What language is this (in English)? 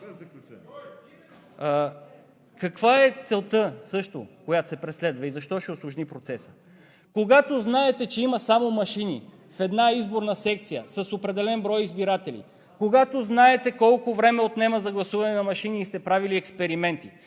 Bulgarian